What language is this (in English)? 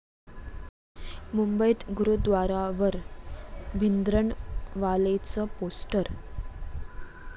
Marathi